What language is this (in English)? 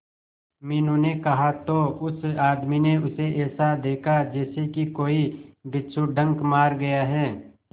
Hindi